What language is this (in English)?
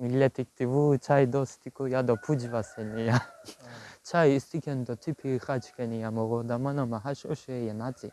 Turkish